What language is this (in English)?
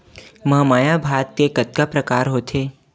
Chhattisgarhi